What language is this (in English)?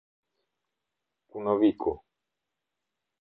Albanian